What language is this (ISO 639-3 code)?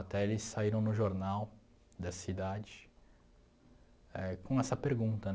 por